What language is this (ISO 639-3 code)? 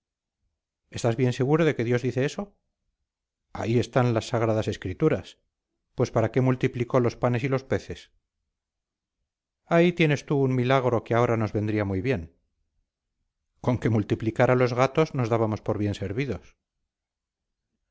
spa